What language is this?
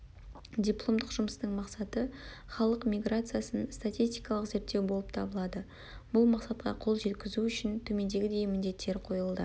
Kazakh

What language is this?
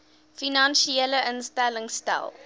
Afrikaans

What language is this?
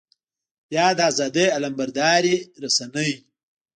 Pashto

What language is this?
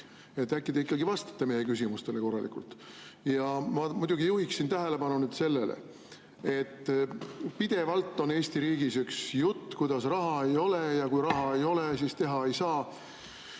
Estonian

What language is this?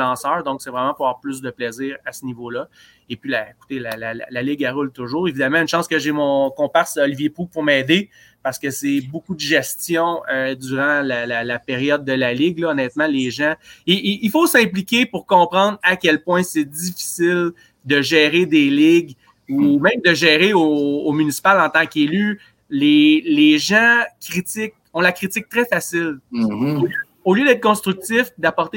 French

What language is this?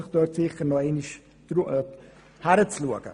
Swiss German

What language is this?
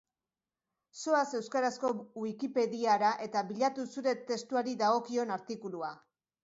Basque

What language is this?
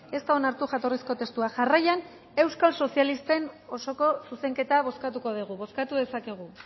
Basque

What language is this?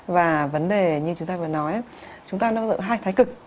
Vietnamese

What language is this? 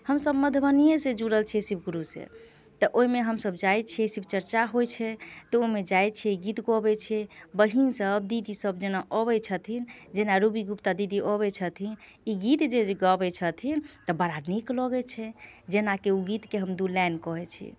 Maithili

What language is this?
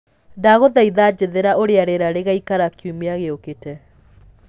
Kikuyu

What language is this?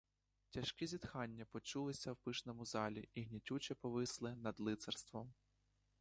Ukrainian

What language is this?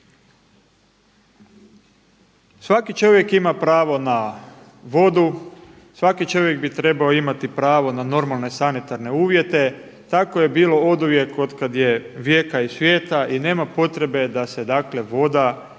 Croatian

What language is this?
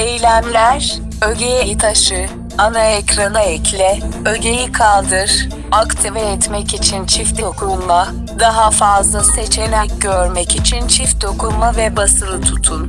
Turkish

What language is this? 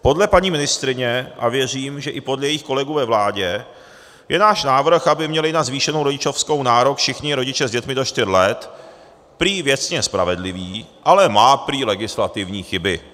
Czech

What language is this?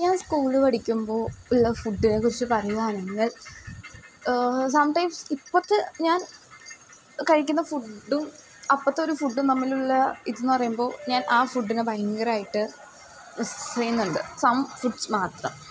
Malayalam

